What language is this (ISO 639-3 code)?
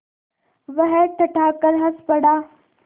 hin